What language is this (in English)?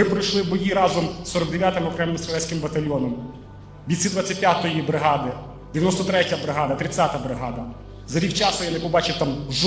Ukrainian